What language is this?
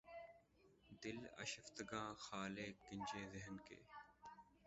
Urdu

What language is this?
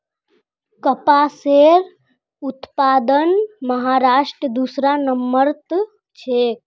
Magahi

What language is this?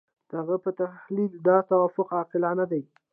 Pashto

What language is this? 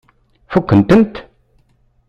Kabyle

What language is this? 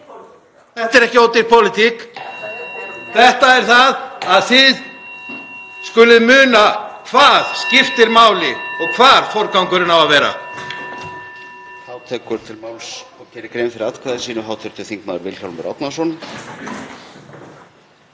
Icelandic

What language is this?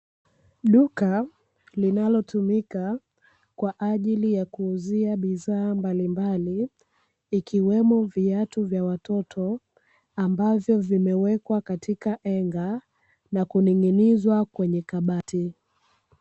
Swahili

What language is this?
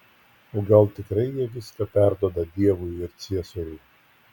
Lithuanian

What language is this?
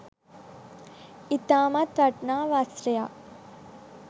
Sinhala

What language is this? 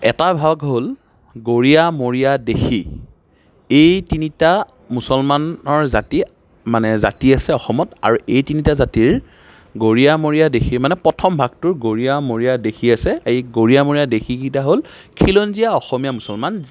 Assamese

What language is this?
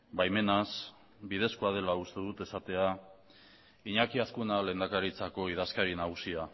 Basque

